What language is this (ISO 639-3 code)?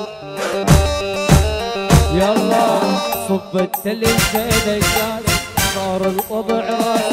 ara